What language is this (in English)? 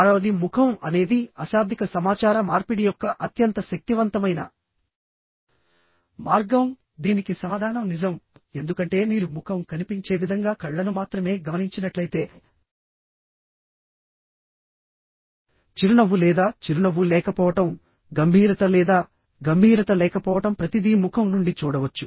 Telugu